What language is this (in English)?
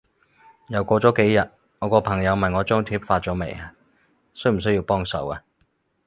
Cantonese